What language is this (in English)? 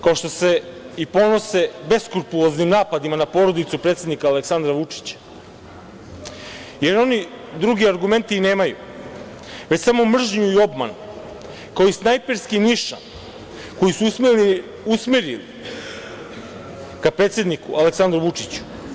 Serbian